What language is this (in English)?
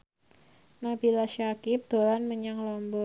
Javanese